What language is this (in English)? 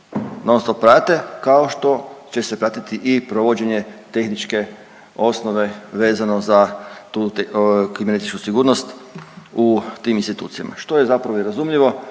Croatian